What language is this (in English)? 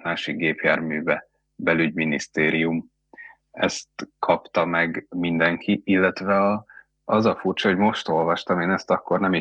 Hungarian